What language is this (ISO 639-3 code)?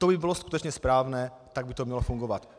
ces